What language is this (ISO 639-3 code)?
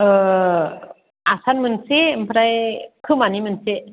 brx